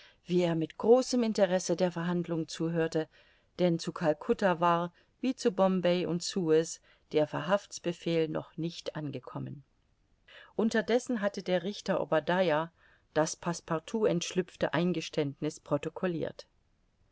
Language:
German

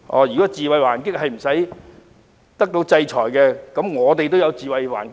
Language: Cantonese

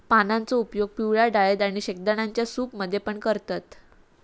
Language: Marathi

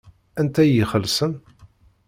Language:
Kabyle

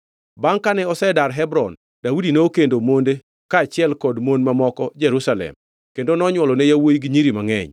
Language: Luo (Kenya and Tanzania)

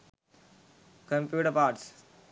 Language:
Sinhala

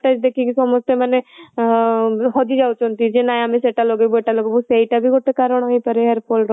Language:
Odia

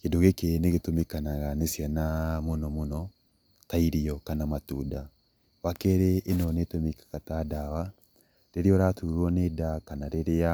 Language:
Kikuyu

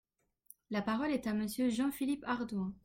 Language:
French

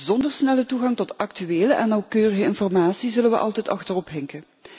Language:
Dutch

